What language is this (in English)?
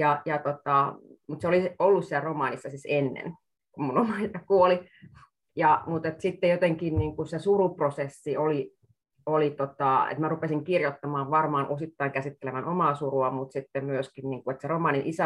Finnish